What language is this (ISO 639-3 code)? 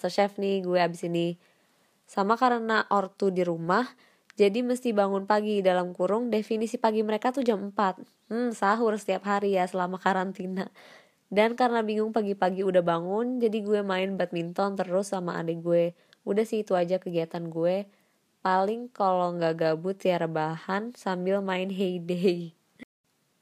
ind